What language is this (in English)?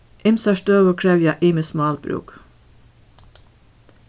Faroese